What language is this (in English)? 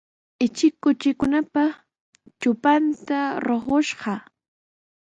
Sihuas Ancash Quechua